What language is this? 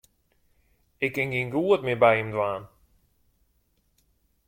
Western Frisian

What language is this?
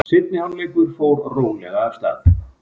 Icelandic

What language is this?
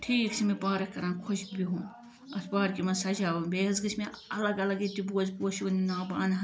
Kashmiri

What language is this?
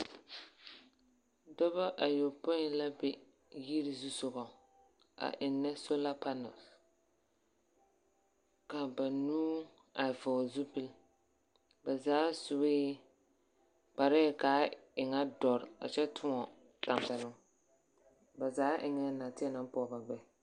Southern Dagaare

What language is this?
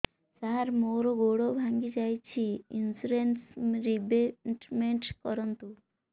Odia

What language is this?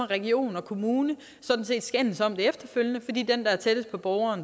Danish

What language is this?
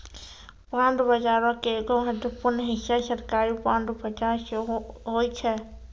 Maithili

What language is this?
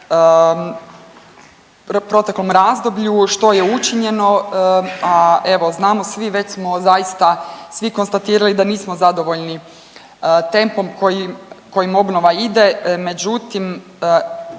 Croatian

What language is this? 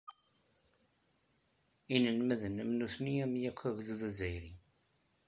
Kabyle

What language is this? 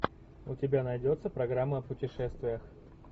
Russian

